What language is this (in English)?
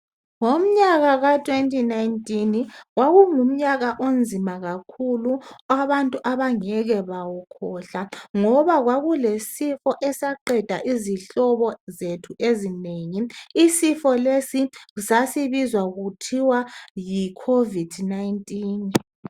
North Ndebele